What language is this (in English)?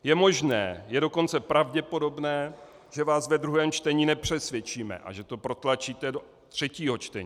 Czech